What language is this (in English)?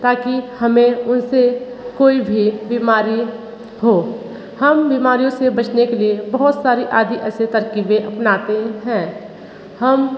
Hindi